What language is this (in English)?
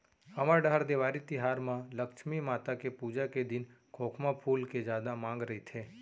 Chhattisgarhi